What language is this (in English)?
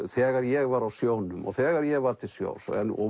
Icelandic